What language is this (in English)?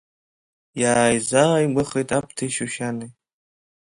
Abkhazian